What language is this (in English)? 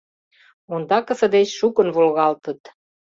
Mari